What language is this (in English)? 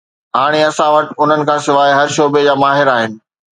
Sindhi